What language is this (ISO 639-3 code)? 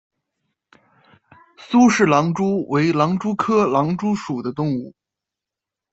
zho